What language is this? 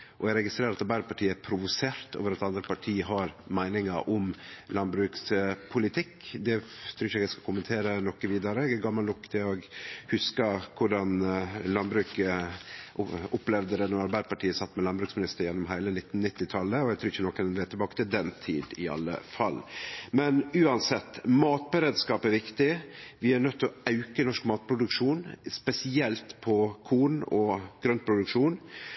Norwegian Nynorsk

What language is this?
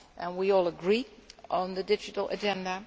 English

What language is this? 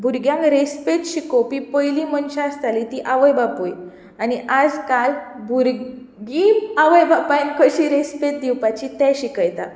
Konkani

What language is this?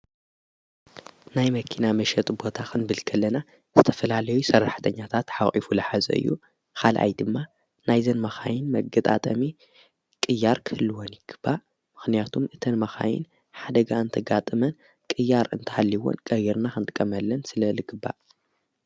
Tigrinya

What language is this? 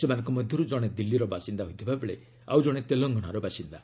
Odia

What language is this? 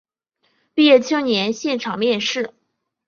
Chinese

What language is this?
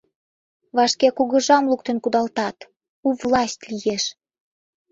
Mari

